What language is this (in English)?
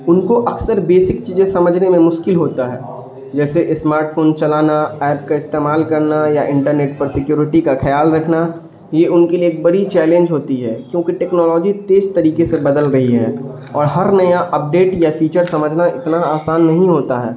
Urdu